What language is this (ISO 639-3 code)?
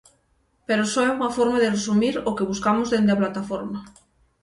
glg